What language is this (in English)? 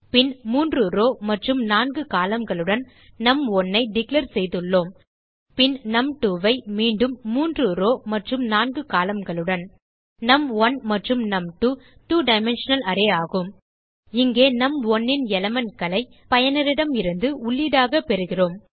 Tamil